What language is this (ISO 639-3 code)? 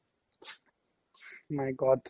asm